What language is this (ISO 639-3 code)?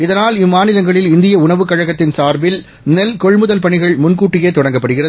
tam